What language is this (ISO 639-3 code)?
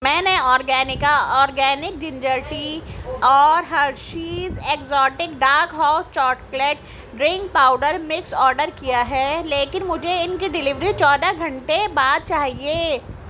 urd